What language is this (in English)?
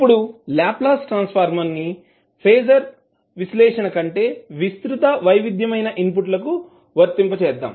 Telugu